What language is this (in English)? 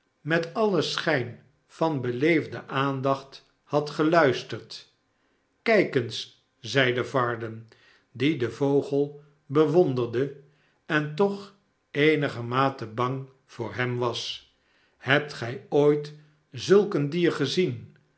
Dutch